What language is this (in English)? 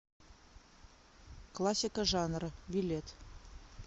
Russian